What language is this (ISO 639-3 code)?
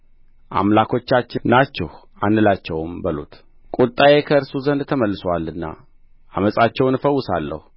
amh